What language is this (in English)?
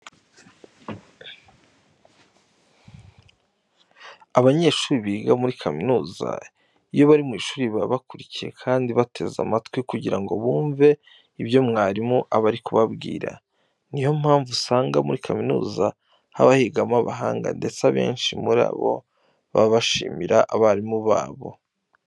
Kinyarwanda